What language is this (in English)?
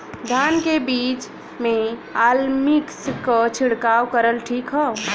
Bhojpuri